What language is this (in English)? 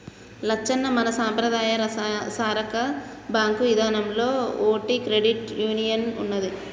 Telugu